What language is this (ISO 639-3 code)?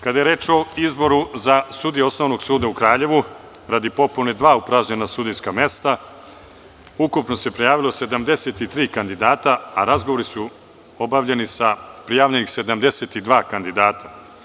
srp